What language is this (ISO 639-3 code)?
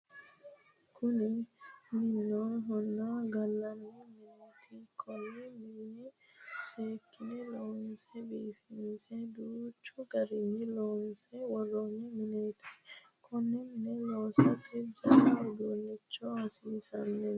sid